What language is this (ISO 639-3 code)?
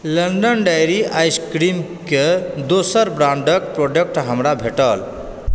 mai